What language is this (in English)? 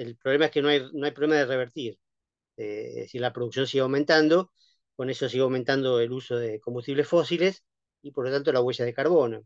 Spanish